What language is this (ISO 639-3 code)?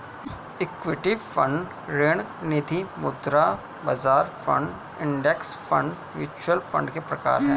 hin